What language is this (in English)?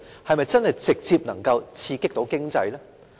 Cantonese